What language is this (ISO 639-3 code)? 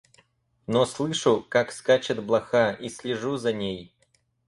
rus